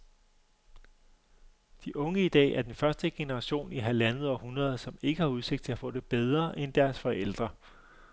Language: Danish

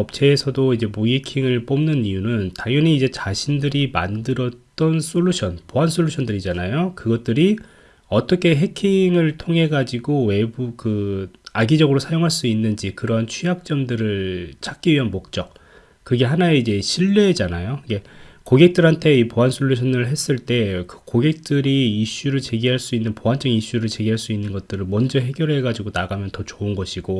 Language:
Korean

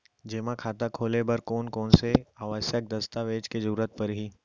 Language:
Chhattisgarhi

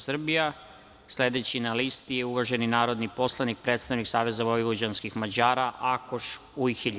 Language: Serbian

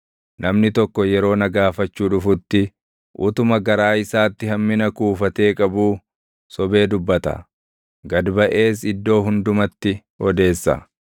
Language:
Oromo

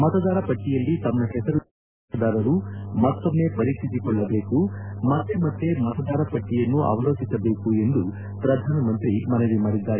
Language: Kannada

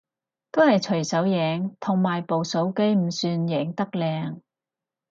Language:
Cantonese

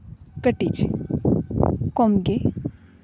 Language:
Santali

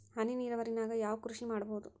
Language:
Kannada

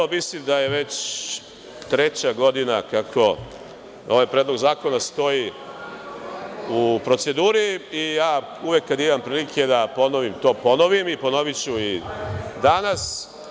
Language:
Serbian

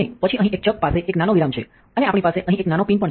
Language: Gujarati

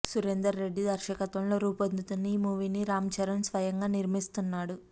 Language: Telugu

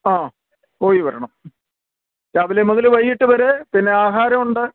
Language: Malayalam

